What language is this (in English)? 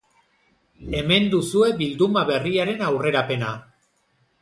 Basque